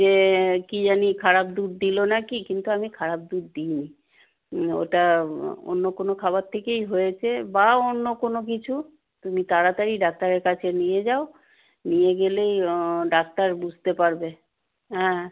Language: Bangla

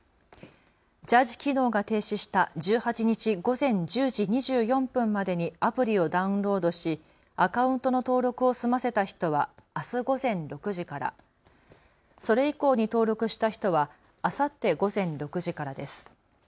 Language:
Japanese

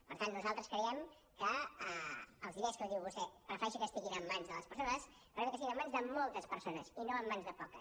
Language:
Catalan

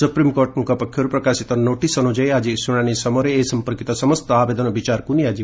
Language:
Odia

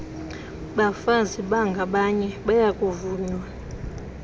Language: Xhosa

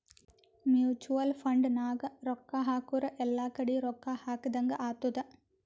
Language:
Kannada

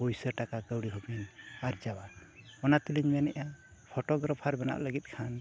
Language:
Santali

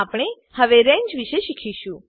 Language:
Gujarati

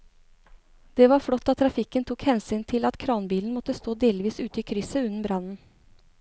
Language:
Norwegian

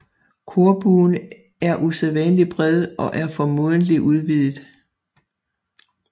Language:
Danish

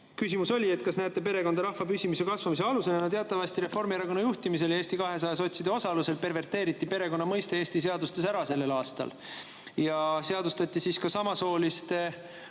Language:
Estonian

